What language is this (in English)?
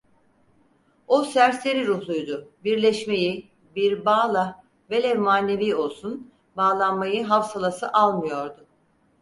Turkish